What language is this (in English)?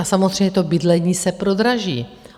Czech